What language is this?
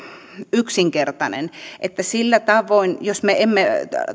Finnish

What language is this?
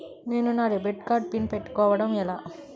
Telugu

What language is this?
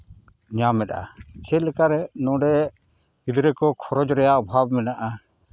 Santali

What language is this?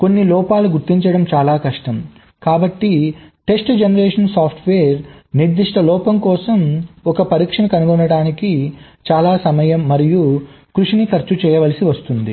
Telugu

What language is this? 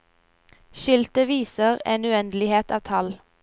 Norwegian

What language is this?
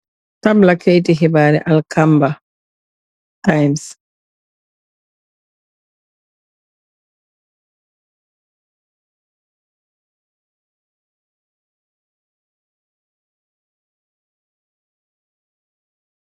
Wolof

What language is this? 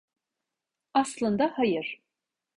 Turkish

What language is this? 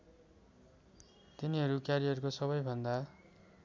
Nepali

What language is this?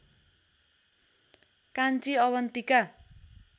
Nepali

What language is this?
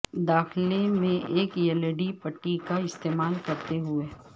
Urdu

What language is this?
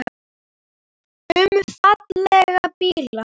Icelandic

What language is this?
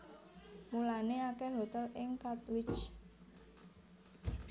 Javanese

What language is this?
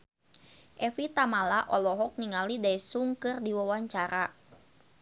Sundanese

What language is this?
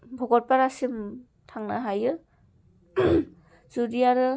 Bodo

